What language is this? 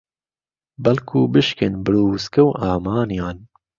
Central Kurdish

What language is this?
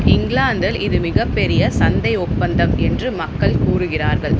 Tamil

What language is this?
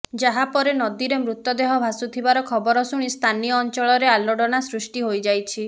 Odia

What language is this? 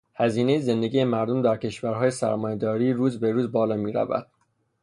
Persian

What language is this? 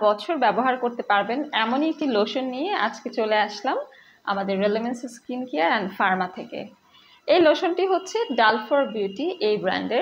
Bangla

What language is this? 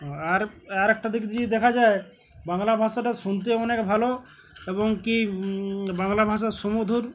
Bangla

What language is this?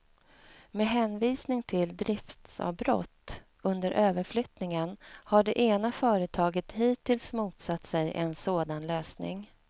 Swedish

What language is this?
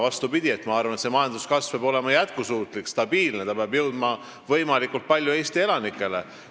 Estonian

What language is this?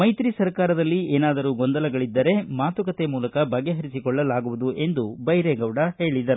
Kannada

